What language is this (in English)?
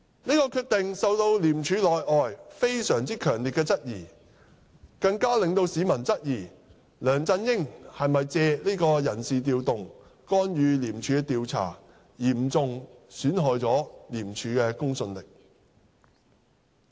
Cantonese